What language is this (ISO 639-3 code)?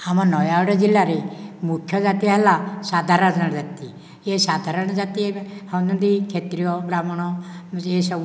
ori